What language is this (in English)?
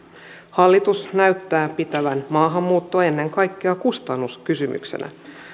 Finnish